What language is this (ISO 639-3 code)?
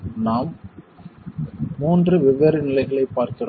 tam